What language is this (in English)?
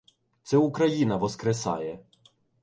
Ukrainian